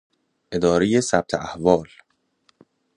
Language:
Persian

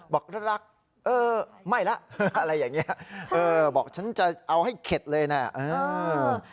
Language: Thai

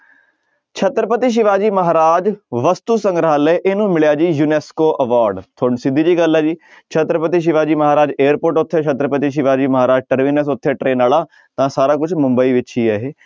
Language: Punjabi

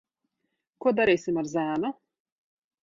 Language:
Latvian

